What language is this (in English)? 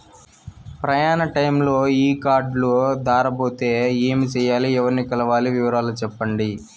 Telugu